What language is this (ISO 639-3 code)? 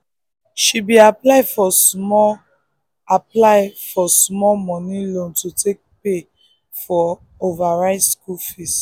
pcm